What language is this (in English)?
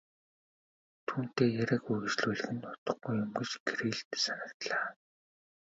Mongolian